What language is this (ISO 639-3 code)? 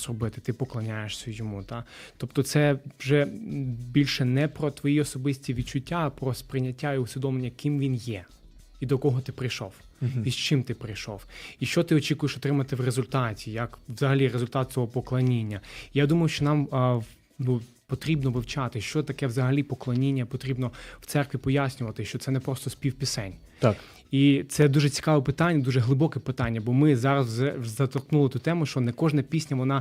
ukr